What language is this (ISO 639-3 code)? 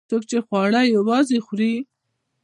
pus